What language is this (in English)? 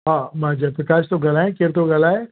Sindhi